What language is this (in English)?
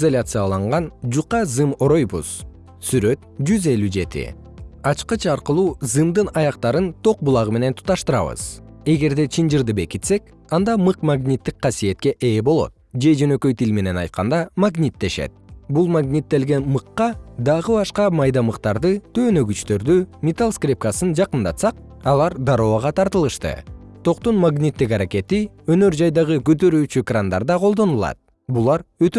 Kyrgyz